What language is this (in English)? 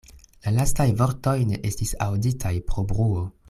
Esperanto